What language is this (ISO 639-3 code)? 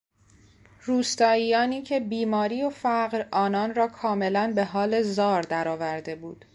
fas